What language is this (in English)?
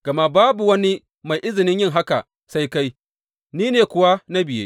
Hausa